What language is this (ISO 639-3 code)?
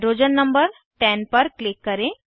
hin